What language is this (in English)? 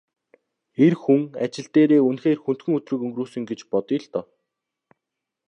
Mongolian